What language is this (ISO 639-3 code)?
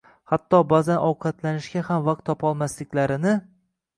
uzb